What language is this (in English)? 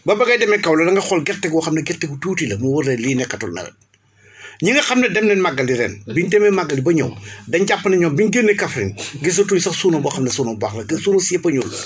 Wolof